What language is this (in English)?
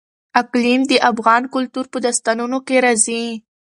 Pashto